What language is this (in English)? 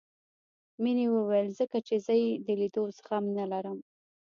Pashto